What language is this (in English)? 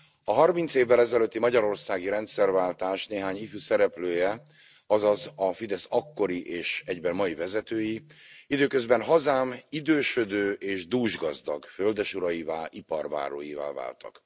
Hungarian